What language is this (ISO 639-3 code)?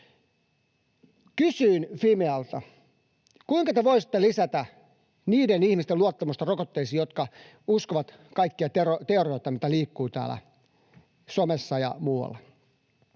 fin